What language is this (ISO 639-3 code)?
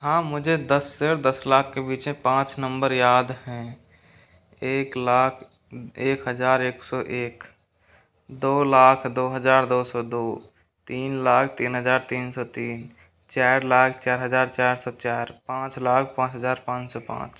hin